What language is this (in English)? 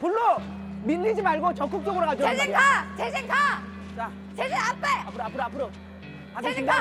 Korean